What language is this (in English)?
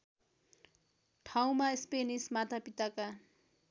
Nepali